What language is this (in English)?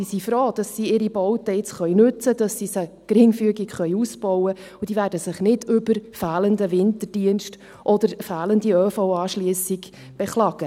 Swiss German